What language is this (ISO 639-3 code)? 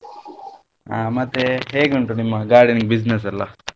kan